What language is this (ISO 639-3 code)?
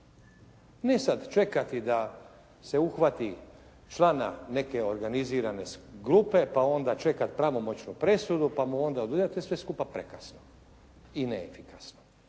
hrv